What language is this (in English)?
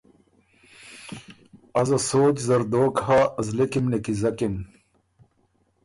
Ormuri